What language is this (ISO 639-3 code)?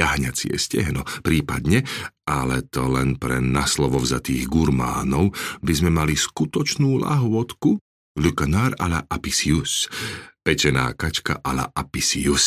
slk